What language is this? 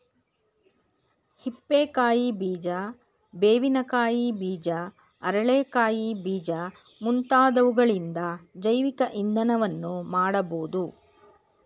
Kannada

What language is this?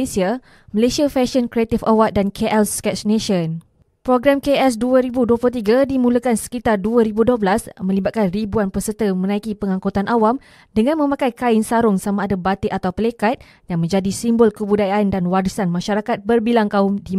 Malay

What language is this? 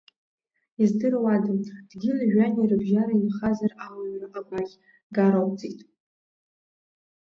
Abkhazian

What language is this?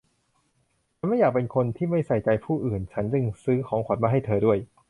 Thai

